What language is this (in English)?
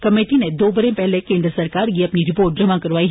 Dogri